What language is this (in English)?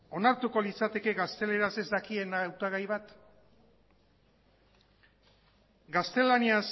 Basque